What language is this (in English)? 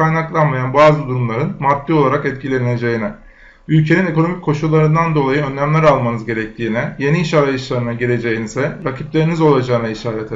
Turkish